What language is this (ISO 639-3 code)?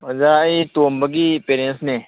mni